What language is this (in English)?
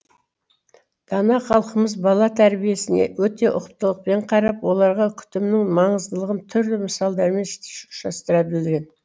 Kazakh